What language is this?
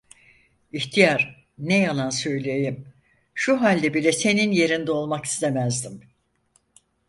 Turkish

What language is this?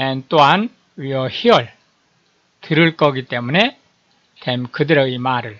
Korean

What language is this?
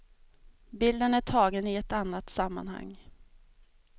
Swedish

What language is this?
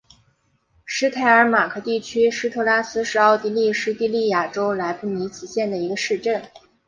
Chinese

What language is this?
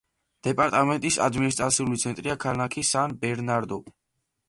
Georgian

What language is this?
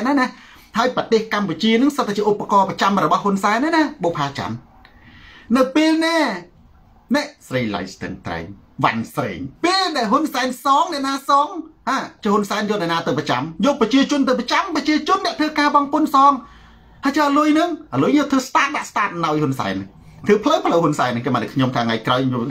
Thai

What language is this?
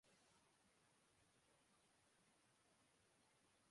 Urdu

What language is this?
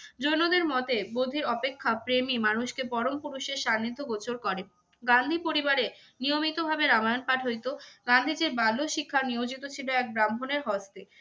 Bangla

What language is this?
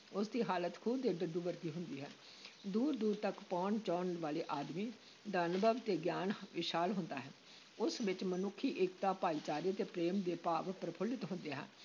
Punjabi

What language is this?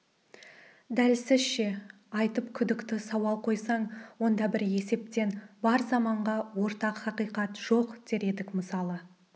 Kazakh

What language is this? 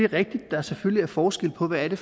Danish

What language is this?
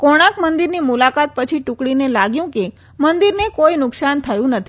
Gujarati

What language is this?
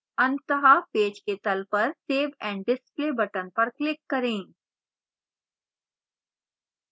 Hindi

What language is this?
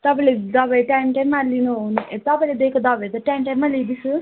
Nepali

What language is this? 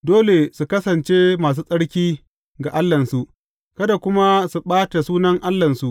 Hausa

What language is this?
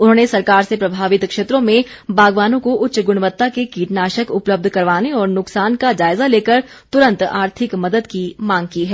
Hindi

